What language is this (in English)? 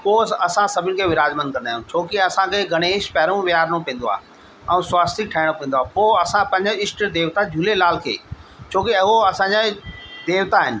Sindhi